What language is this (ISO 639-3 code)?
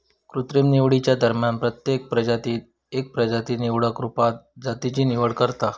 mar